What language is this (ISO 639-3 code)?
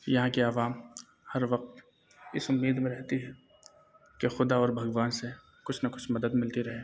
urd